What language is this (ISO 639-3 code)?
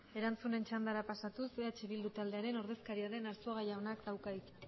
eus